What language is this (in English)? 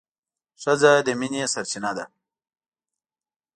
Pashto